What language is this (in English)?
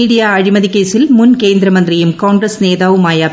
Malayalam